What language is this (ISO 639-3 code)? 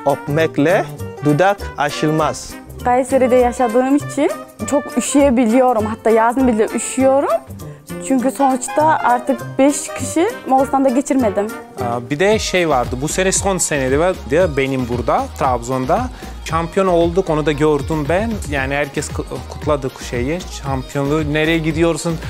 tur